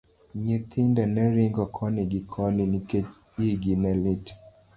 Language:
Luo (Kenya and Tanzania)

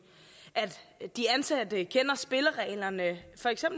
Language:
Danish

